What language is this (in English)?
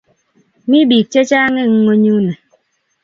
Kalenjin